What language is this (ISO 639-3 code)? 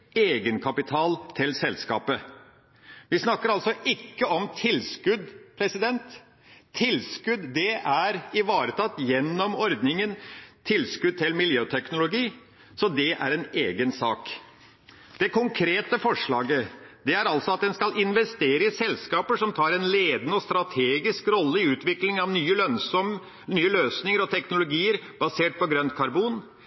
nob